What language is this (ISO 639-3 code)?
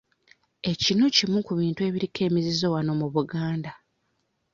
lug